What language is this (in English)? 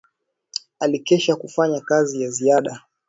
Swahili